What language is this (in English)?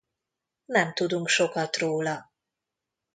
Hungarian